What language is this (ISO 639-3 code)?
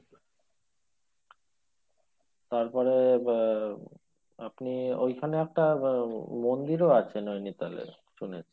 ben